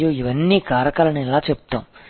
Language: Telugu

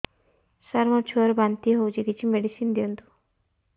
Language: Odia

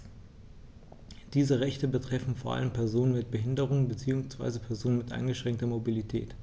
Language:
German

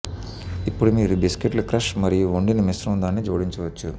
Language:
Telugu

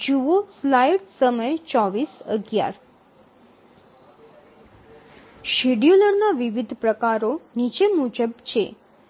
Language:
Gujarati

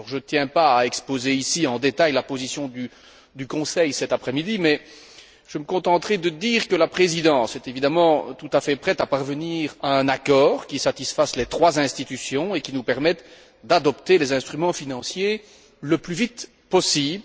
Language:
French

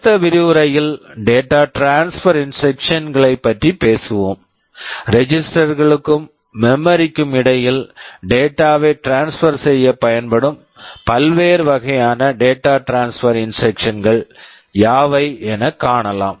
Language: Tamil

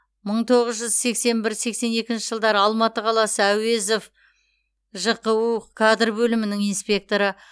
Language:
Kazakh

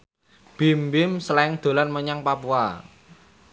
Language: Javanese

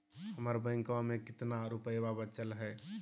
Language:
Magahi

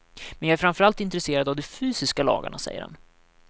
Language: Swedish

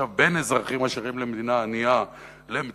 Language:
Hebrew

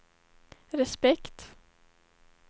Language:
Swedish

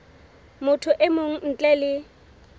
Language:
Southern Sotho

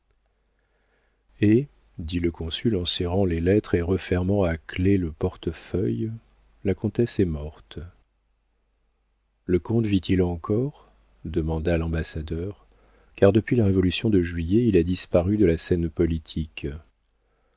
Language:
French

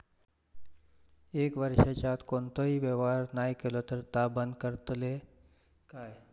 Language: Marathi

